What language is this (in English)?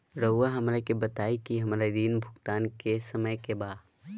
Magahi